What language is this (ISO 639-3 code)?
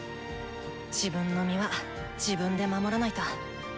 jpn